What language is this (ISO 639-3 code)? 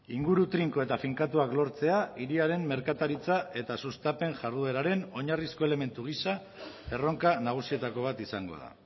eus